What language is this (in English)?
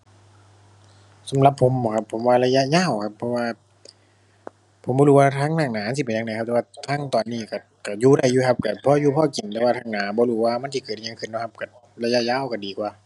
Thai